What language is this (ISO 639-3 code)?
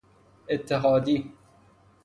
fas